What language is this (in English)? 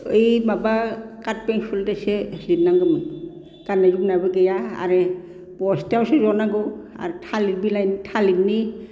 Bodo